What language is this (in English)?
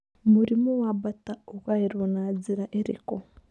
Kikuyu